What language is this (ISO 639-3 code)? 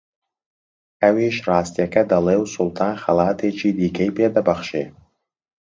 ckb